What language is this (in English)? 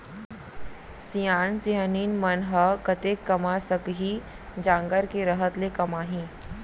Chhattisgarhi